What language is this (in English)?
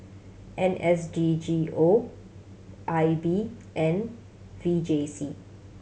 English